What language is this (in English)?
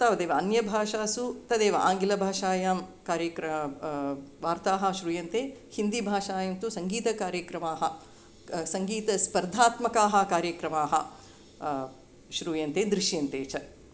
Sanskrit